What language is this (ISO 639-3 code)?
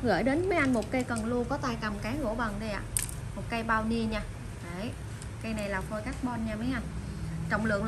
vie